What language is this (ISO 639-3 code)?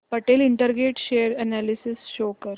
mar